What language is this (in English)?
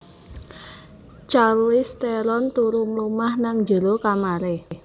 Javanese